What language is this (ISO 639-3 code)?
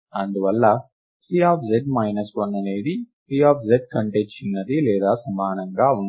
tel